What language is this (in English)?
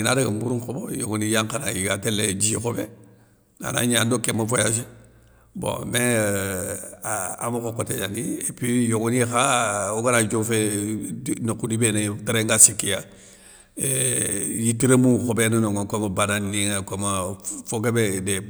Soninke